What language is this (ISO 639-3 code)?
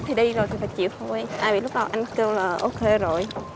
vie